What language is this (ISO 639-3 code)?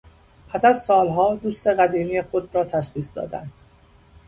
fas